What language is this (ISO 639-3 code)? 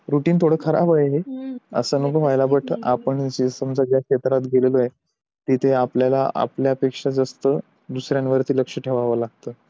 mar